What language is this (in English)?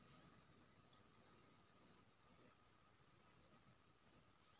Maithili